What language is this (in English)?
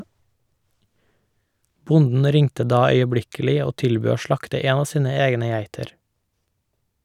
Norwegian